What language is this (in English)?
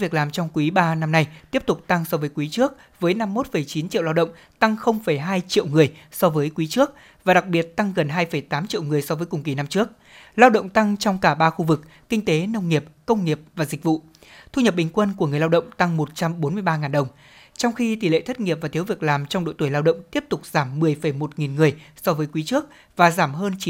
Vietnamese